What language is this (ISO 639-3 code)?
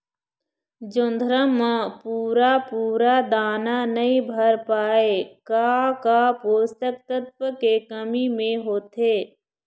hne